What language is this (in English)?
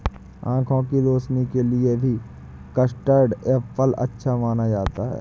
Hindi